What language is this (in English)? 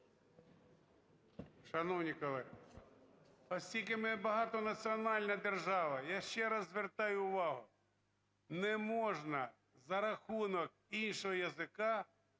Ukrainian